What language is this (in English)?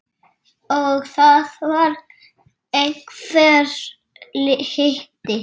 Icelandic